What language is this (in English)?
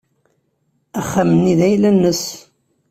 Kabyle